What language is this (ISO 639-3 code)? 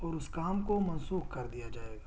urd